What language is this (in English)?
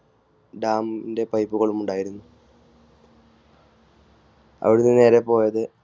Malayalam